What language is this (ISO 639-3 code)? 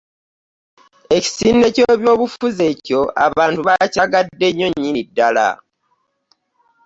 lug